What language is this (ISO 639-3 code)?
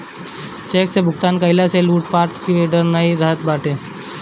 bho